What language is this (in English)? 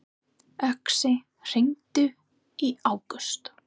Icelandic